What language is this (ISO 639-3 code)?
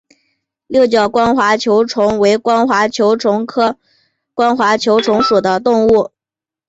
zho